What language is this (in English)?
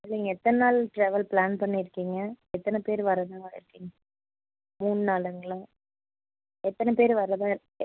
Tamil